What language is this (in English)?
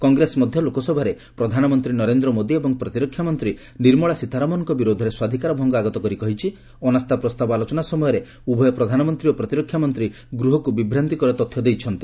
Odia